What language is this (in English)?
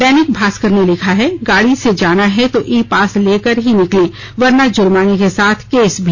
Hindi